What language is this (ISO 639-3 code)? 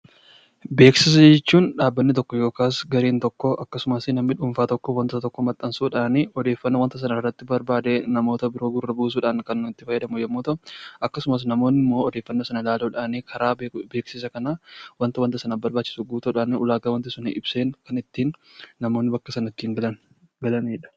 orm